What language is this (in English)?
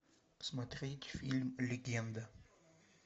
Russian